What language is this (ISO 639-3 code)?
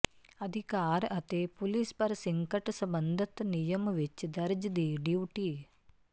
pan